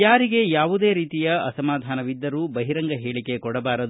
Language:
Kannada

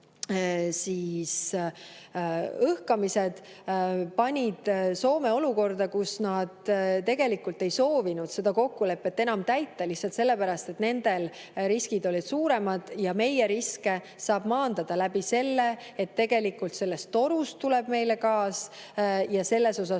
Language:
Estonian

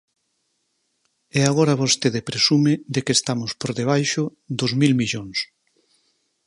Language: Galician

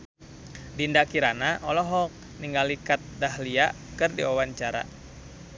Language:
Sundanese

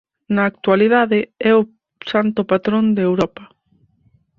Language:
Galician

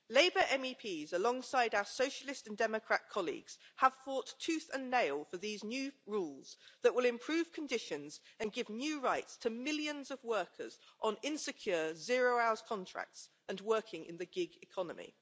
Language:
English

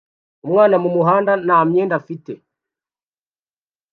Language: Kinyarwanda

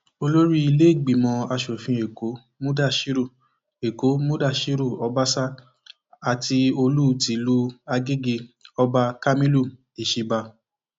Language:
Yoruba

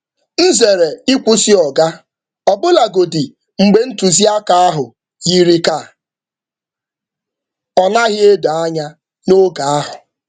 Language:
Igbo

